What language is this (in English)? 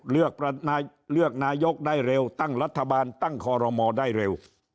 Thai